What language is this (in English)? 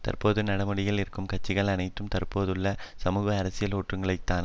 Tamil